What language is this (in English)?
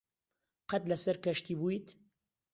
Central Kurdish